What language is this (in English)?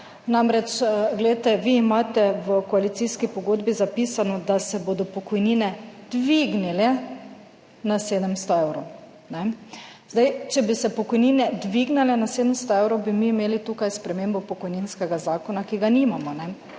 Slovenian